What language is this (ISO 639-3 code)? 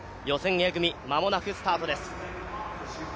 jpn